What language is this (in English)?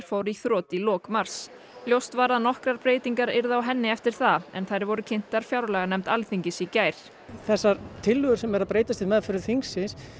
Icelandic